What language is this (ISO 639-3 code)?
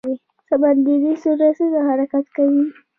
pus